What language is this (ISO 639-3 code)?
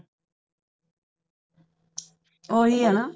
pan